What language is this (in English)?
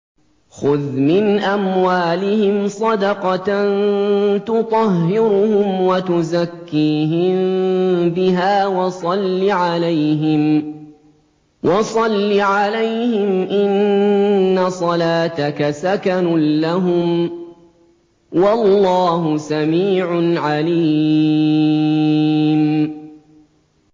Arabic